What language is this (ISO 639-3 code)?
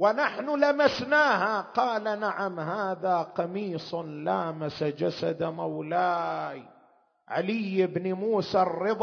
ara